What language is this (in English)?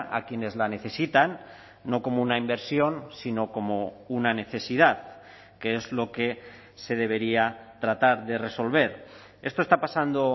Spanish